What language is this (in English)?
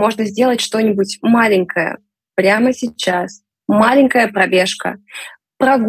Russian